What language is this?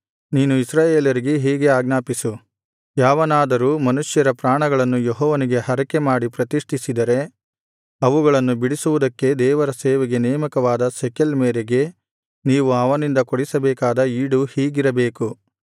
Kannada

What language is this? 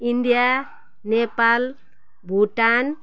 Nepali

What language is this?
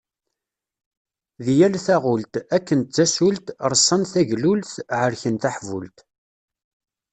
Kabyle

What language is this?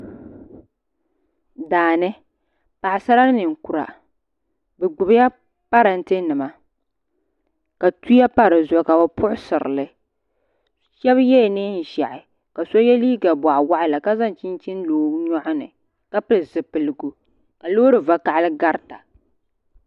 Dagbani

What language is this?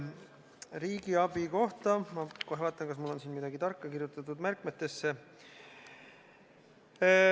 Estonian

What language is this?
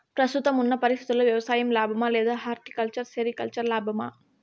Telugu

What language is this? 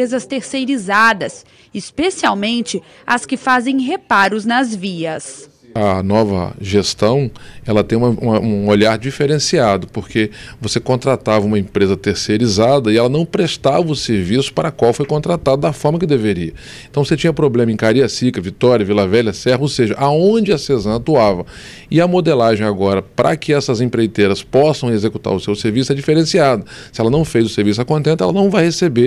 Portuguese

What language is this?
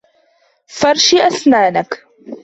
Arabic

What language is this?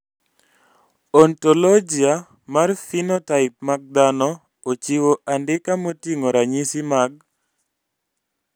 Luo (Kenya and Tanzania)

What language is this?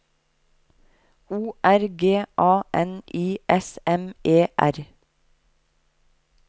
Norwegian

